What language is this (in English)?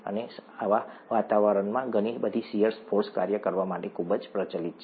Gujarati